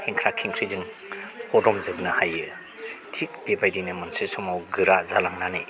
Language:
Bodo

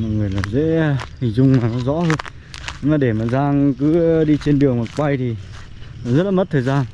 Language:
Vietnamese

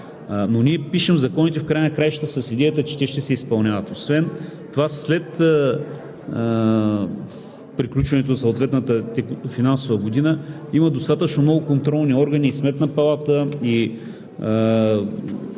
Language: Bulgarian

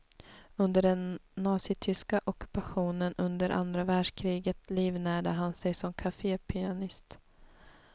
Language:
Swedish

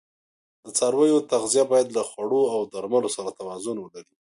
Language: Pashto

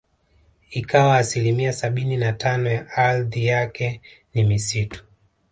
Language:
Swahili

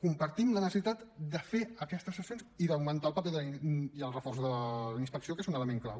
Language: Catalan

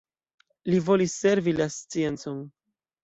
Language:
Esperanto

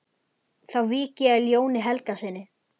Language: Icelandic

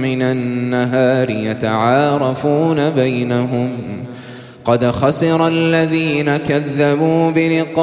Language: Arabic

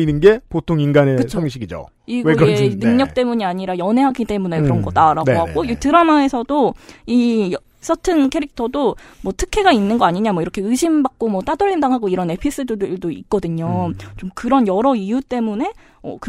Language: Korean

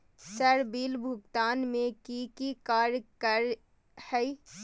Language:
Magahi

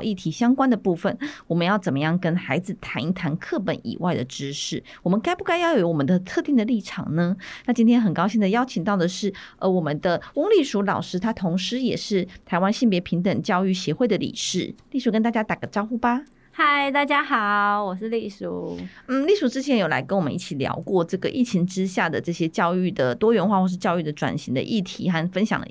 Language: Chinese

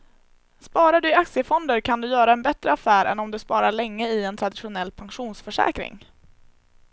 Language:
Swedish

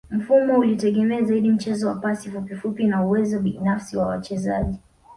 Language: Swahili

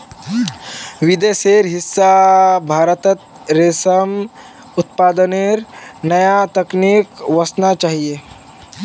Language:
Magahi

